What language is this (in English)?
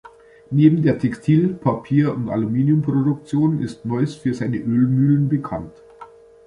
German